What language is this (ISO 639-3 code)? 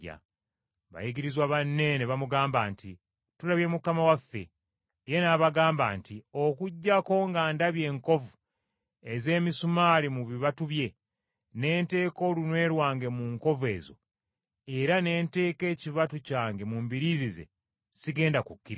lug